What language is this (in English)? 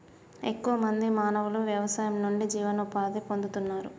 Telugu